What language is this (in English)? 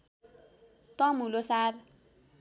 Nepali